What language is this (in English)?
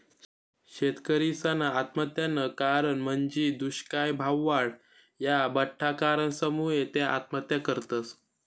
Marathi